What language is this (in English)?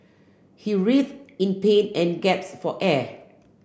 English